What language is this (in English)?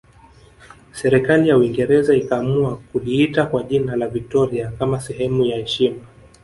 Swahili